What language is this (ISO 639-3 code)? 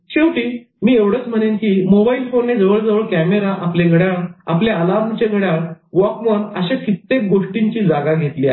mar